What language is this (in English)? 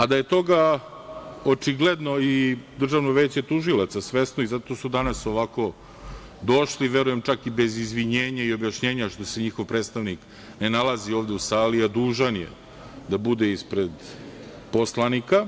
Serbian